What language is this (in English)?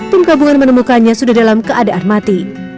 Indonesian